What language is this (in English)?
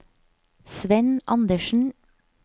Norwegian